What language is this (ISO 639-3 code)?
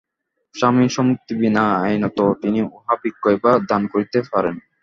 ben